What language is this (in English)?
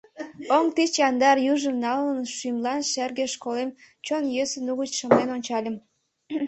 Mari